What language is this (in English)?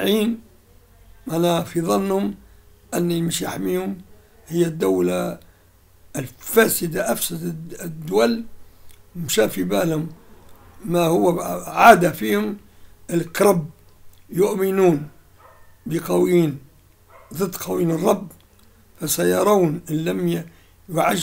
Arabic